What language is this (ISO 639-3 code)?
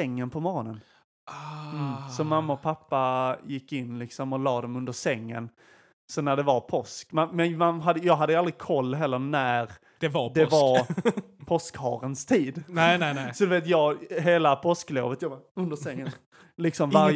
swe